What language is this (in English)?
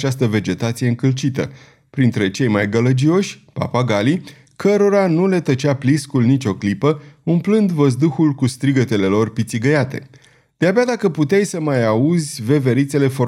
Romanian